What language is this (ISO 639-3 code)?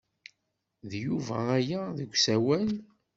kab